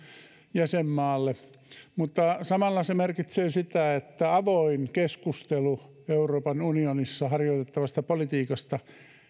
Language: Finnish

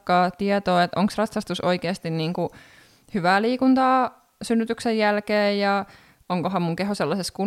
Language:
Finnish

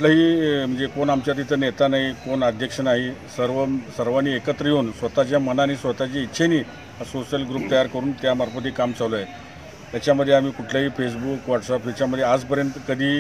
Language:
Hindi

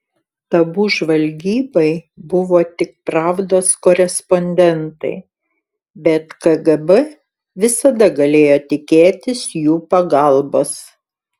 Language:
Lithuanian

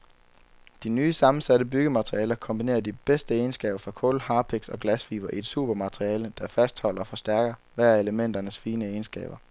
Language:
Danish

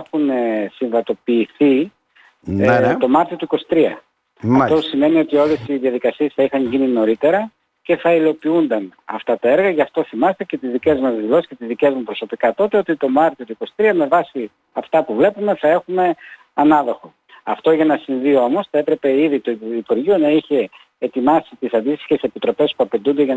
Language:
Greek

